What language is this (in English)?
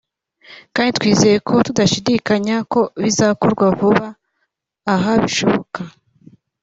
Kinyarwanda